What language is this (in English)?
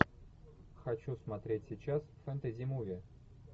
Russian